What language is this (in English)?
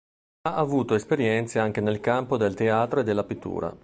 Italian